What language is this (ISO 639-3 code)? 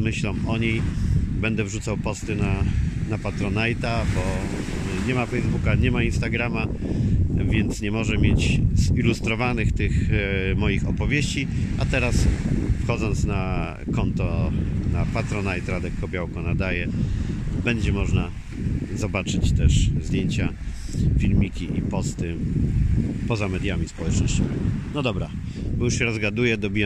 pol